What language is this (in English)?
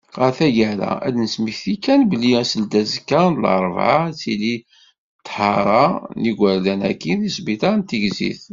Kabyle